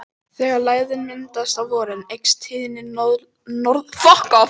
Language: Icelandic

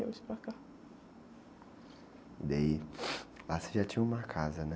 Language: Portuguese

